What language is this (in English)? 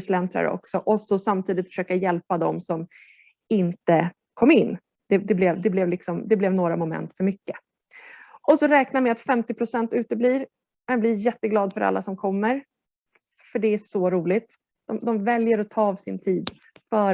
Swedish